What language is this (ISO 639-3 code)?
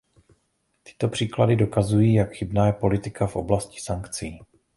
ces